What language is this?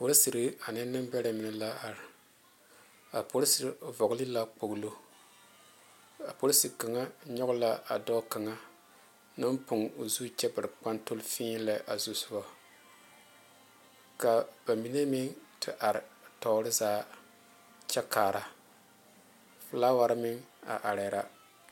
Southern Dagaare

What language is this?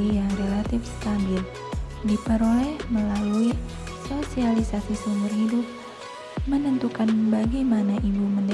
Indonesian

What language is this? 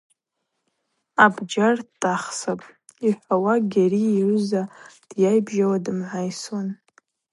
Abaza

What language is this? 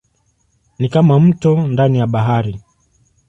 Swahili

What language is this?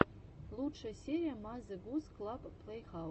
Russian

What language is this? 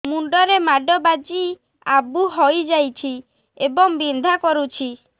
Odia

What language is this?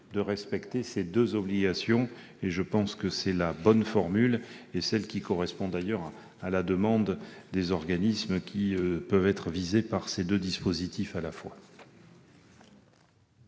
French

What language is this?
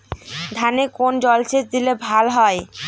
Bangla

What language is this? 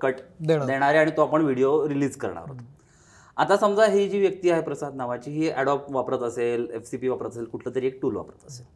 Marathi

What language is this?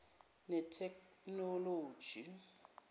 Zulu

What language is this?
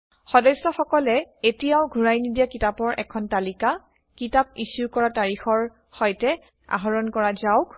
Assamese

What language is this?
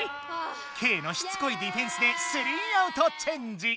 Japanese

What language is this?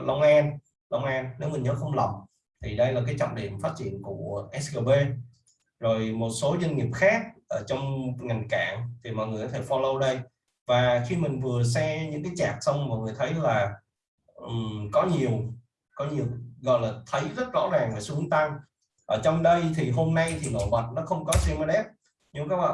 Vietnamese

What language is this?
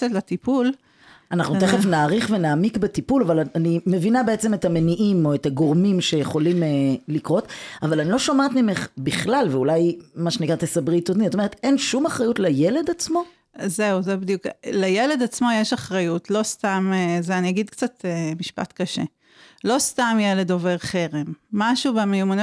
Hebrew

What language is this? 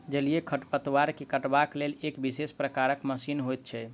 Maithili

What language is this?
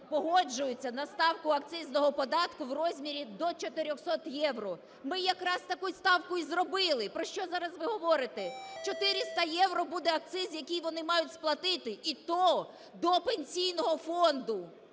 Ukrainian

